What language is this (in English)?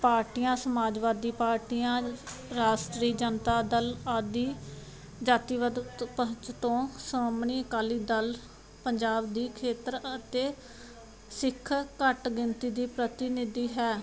Punjabi